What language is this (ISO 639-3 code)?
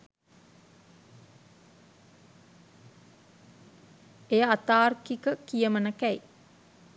sin